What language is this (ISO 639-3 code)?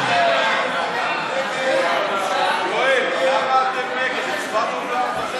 heb